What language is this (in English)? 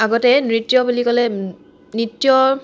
Assamese